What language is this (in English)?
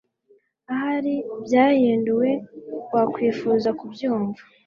Kinyarwanda